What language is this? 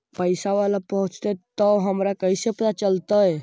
Magahi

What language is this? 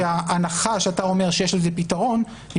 Hebrew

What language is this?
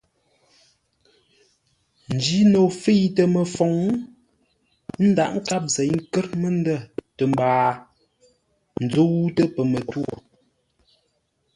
Ngombale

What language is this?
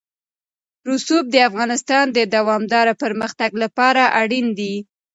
Pashto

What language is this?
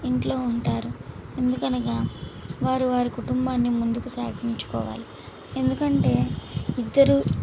Telugu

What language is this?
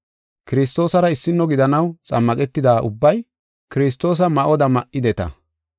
Gofa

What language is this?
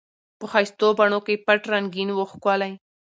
Pashto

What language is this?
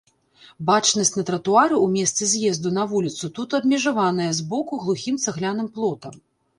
Belarusian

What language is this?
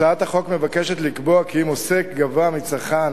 Hebrew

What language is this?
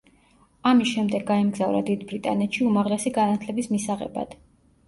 Georgian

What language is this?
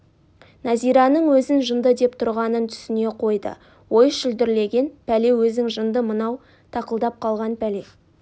Kazakh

